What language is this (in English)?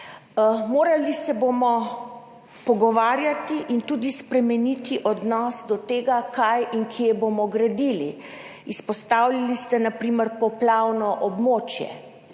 Slovenian